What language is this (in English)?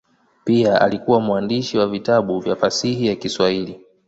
Swahili